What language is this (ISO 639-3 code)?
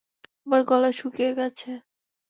ben